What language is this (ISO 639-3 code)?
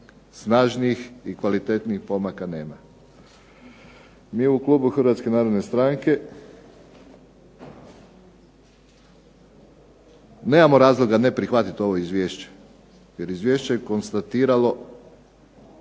hrv